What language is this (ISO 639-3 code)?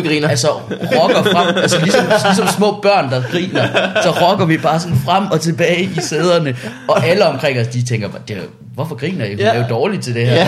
dan